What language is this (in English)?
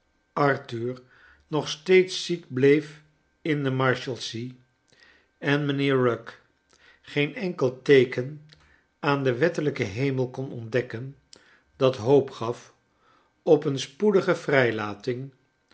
Dutch